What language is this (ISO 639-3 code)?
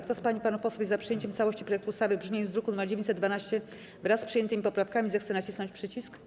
pol